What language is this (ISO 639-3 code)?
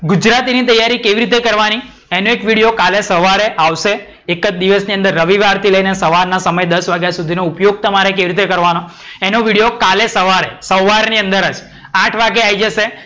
guj